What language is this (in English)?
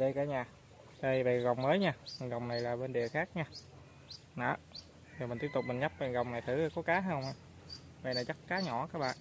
Vietnamese